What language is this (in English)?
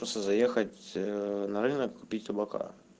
Russian